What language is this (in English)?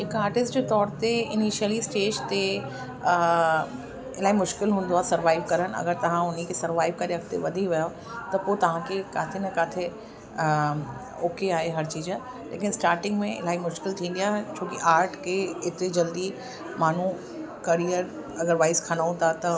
Sindhi